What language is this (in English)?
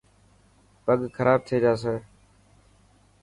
Dhatki